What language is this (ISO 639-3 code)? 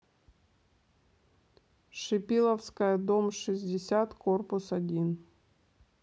rus